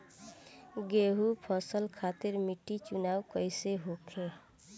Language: Bhojpuri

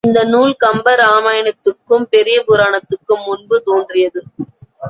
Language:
Tamil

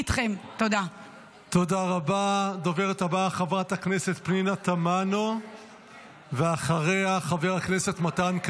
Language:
Hebrew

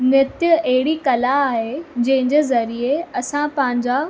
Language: Sindhi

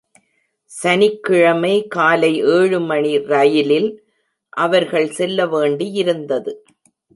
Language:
Tamil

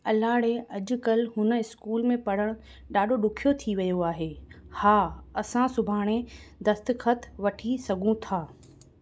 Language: Sindhi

